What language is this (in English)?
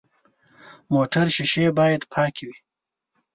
Pashto